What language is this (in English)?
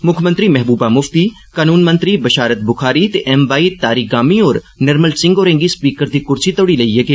Dogri